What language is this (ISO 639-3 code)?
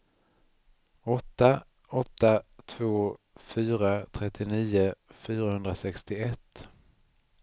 swe